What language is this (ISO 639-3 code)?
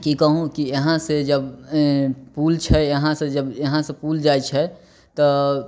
mai